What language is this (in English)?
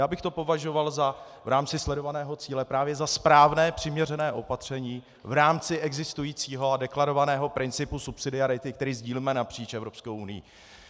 Czech